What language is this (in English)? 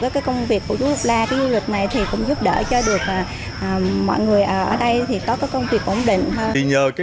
Vietnamese